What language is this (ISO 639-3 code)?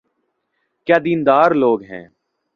urd